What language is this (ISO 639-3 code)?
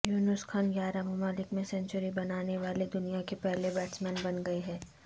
urd